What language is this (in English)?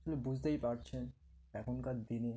Bangla